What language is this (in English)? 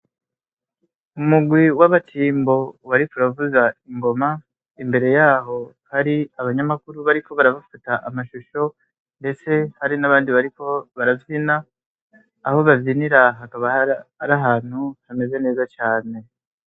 Rundi